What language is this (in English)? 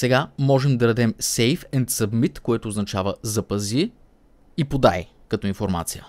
Bulgarian